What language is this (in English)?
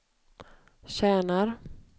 Swedish